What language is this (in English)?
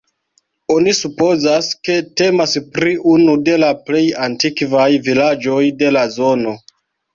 Esperanto